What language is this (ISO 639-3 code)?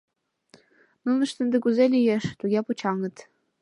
chm